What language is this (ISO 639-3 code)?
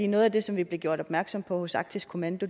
dan